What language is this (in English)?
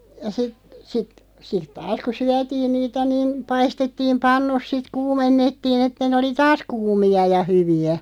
Finnish